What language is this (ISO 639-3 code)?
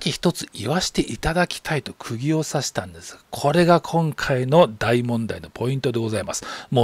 jpn